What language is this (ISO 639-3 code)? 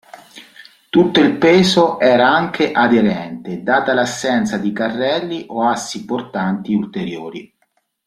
ita